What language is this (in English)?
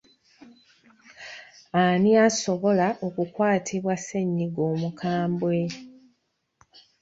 Ganda